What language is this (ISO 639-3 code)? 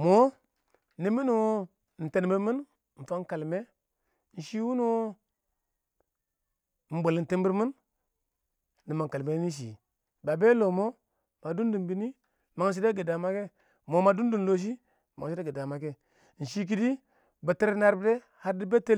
awo